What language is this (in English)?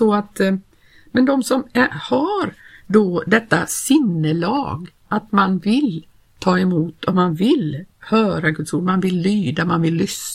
Swedish